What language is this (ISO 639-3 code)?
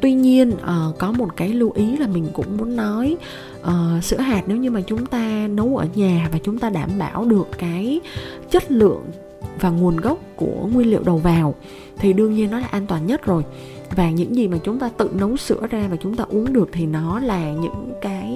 vie